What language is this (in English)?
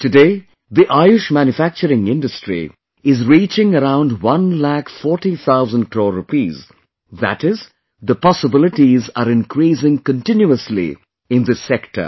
English